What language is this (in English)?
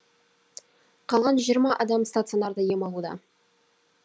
Kazakh